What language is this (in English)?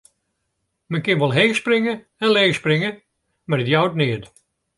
Western Frisian